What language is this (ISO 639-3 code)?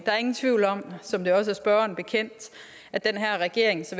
dan